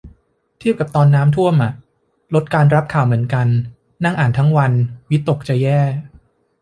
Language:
Thai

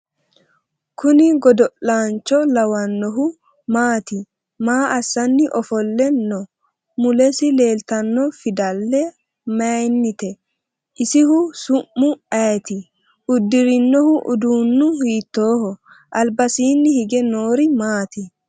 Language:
Sidamo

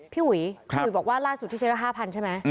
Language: Thai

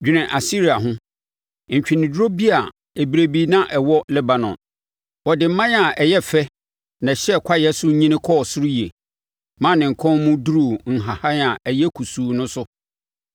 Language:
Akan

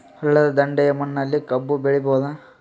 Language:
Kannada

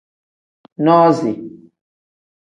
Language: Tem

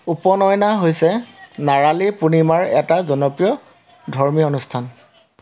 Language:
Assamese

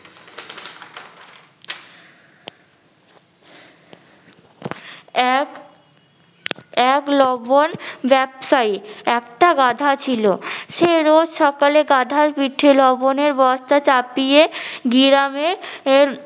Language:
Bangla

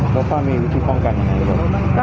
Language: Thai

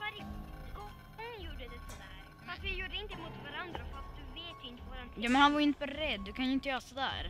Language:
Swedish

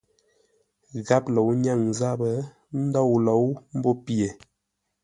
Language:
Ngombale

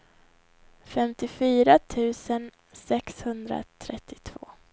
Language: Swedish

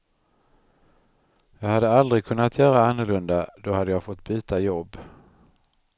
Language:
Swedish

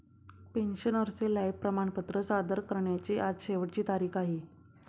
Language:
Marathi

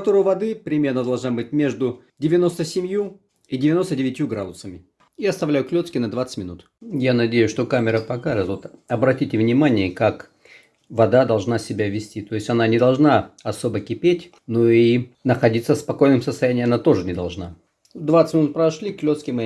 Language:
Russian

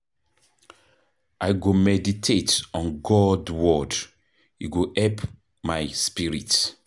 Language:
Nigerian Pidgin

